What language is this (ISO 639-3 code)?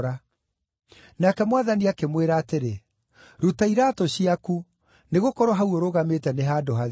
kik